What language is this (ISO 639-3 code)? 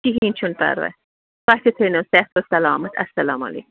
kas